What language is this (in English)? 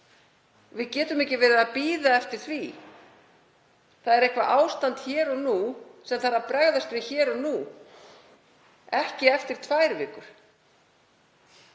Icelandic